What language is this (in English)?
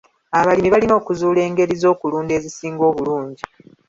Ganda